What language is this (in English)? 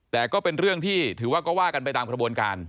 Thai